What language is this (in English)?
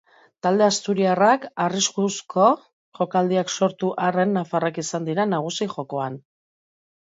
Basque